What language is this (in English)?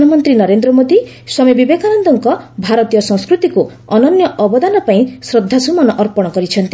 Odia